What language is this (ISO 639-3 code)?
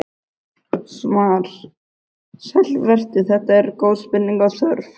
isl